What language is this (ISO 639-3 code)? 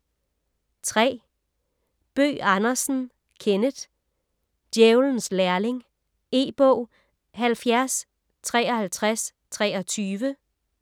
dan